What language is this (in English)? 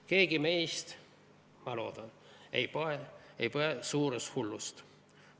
Estonian